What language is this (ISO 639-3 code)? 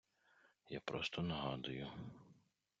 ukr